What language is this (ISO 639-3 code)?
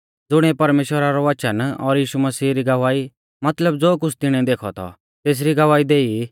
bfz